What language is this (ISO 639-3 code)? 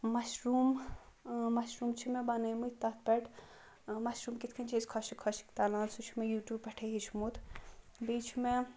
kas